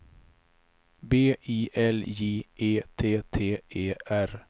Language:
Swedish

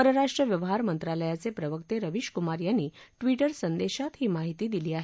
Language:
Marathi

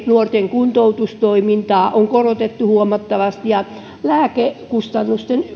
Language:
Finnish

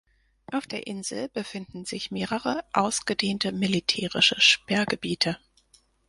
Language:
German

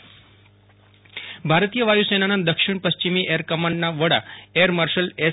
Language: Gujarati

